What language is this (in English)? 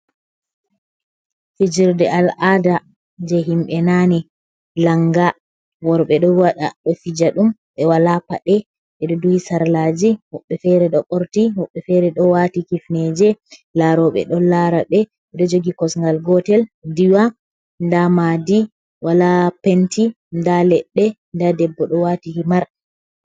Fula